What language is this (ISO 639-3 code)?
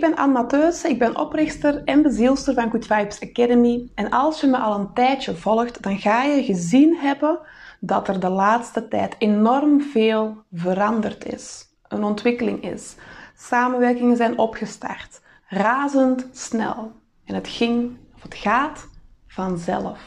nld